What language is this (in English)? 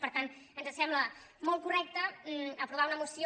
Catalan